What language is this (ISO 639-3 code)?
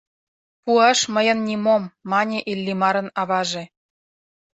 chm